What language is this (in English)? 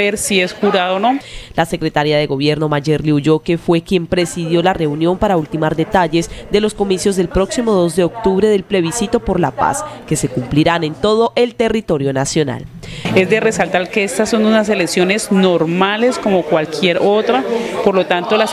Spanish